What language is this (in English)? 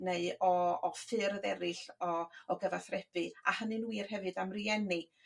Welsh